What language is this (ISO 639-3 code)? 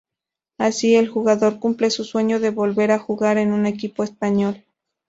spa